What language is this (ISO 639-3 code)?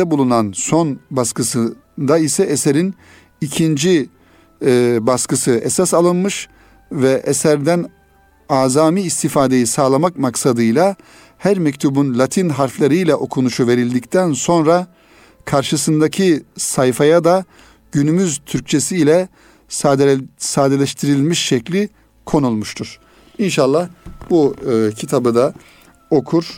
tur